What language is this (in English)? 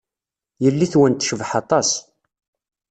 Kabyle